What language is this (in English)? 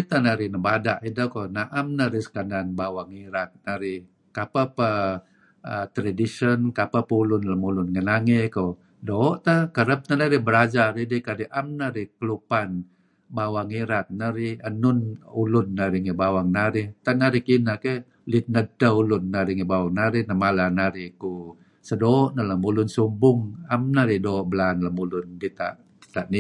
Kelabit